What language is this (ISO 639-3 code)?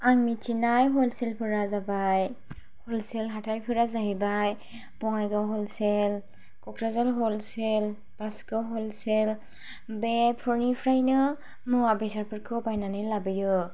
brx